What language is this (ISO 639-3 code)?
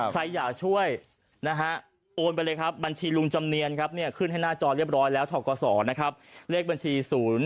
tha